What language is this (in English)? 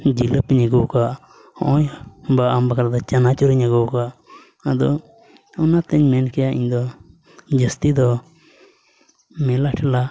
Santali